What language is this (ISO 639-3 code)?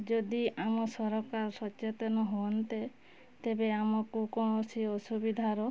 ori